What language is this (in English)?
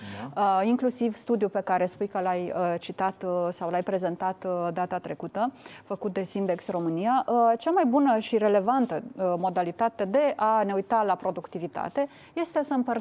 Romanian